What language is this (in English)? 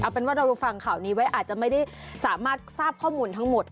Thai